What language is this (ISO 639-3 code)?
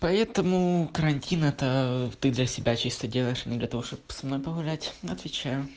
rus